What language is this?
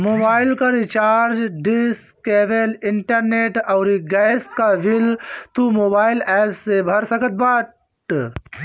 Bhojpuri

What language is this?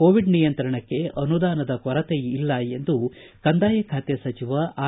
Kannada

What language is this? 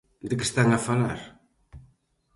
Galician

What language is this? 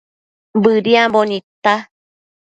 Matsés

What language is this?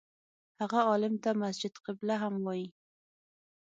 Pashto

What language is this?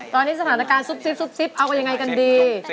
Thai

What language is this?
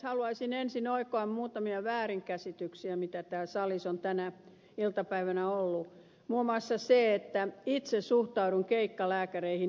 Finnish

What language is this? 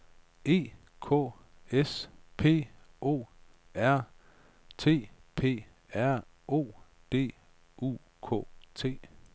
Danish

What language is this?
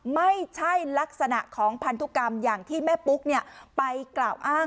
Thai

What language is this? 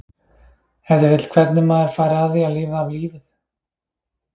Icelandic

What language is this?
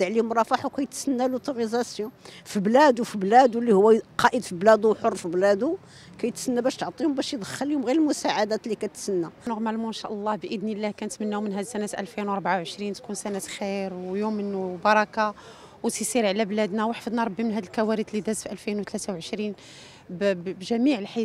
Arabic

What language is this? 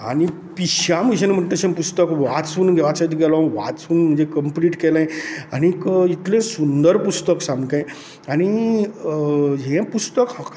Konkani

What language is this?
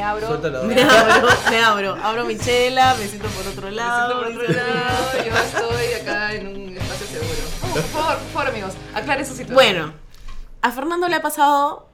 Spanish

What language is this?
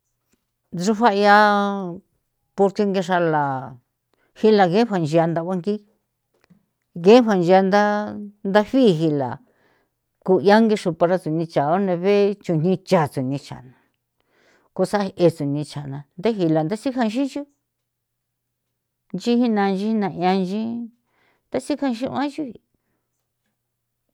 San Felipe Otlaltepec Popoloca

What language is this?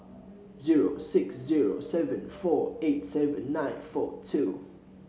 English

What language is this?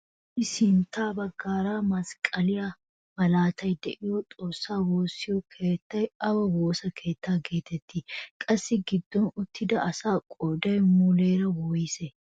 Wolaytta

